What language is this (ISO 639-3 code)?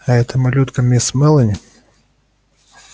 rus